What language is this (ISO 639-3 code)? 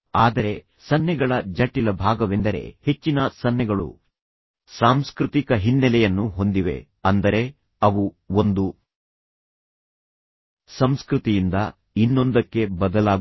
kan